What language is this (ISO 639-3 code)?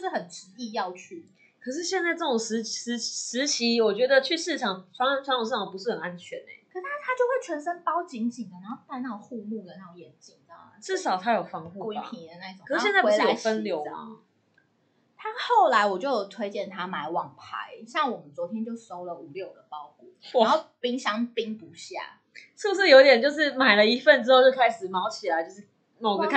zho